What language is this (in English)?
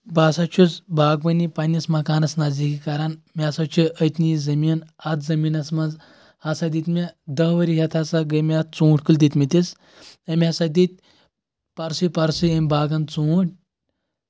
Kashmiri